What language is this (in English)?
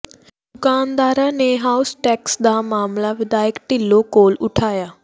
Punjabi